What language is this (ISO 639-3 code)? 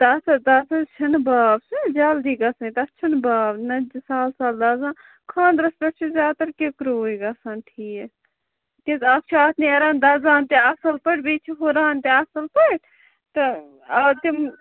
kas